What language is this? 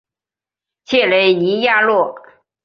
Chinese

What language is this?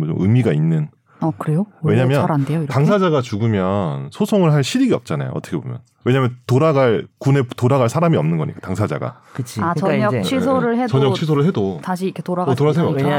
Korean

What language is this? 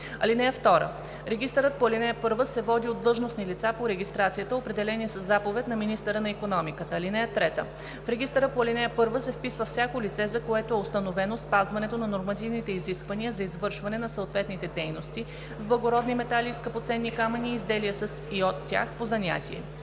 Bulgarian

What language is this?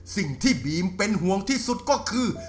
Thai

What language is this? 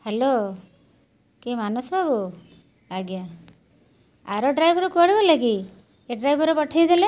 Odia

